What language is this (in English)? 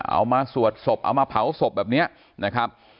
Thai